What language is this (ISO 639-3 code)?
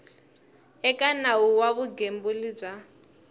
tso